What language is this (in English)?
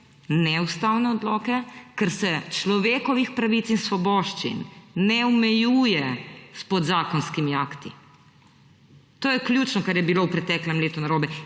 Slovenian